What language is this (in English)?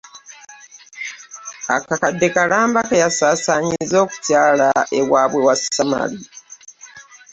Ganda